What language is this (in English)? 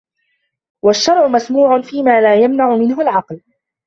Arabic